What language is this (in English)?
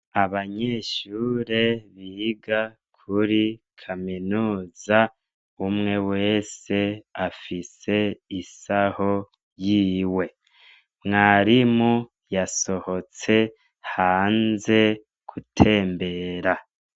Rundi